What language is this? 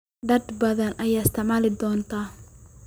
Somali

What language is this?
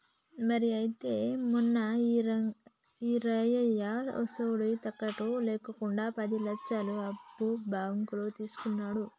Telugu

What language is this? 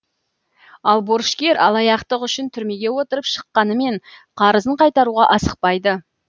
Kazakh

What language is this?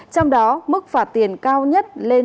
Vietnamese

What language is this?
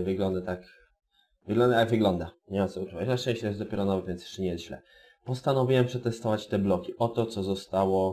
Polish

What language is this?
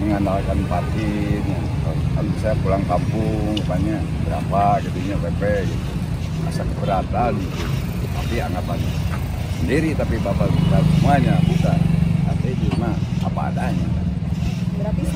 Indonesian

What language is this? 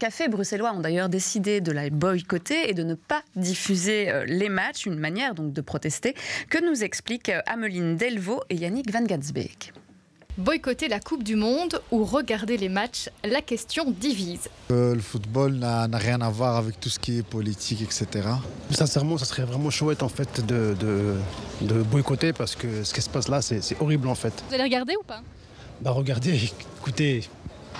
French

